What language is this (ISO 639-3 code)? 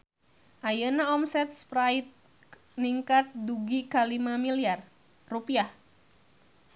sun